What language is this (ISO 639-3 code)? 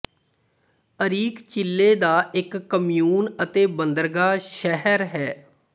pan